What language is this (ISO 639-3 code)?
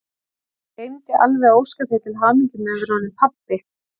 isl